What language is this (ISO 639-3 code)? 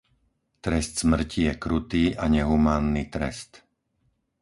slk